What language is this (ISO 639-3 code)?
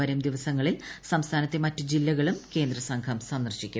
mal